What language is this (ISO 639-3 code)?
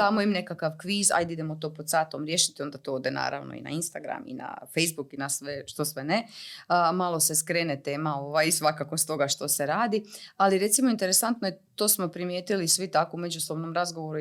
hrv